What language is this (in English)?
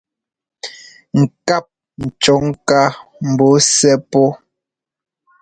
Ngomba